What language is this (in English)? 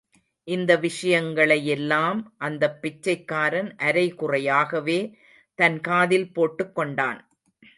Tamil